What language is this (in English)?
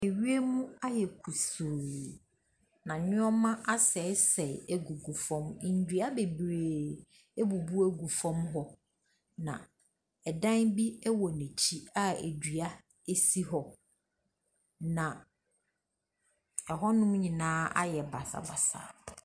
Akan